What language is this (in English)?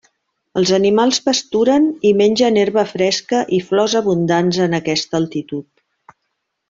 Catalan